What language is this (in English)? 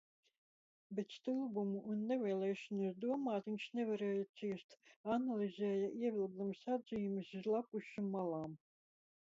Latvian